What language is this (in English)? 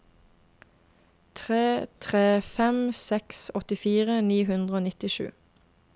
Norwegian